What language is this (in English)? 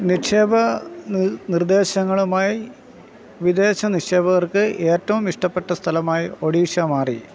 Malayalam